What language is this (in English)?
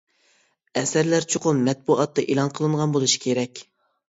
Uyghur